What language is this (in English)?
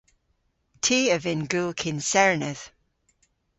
Cornish